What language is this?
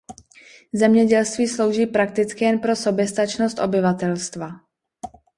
Czech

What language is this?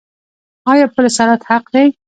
Pashto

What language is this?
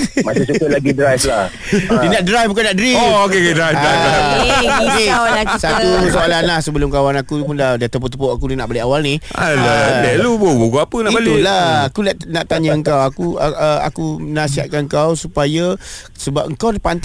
Malay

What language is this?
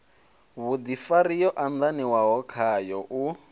Venda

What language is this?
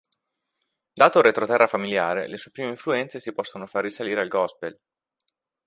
Italian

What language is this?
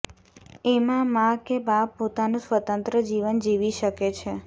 Gujarati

